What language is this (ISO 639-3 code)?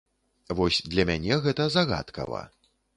bel